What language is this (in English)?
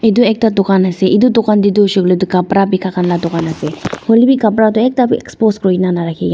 Naga Pidgin